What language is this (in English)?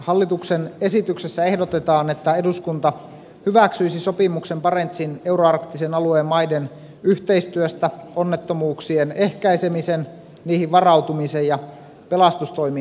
Finnish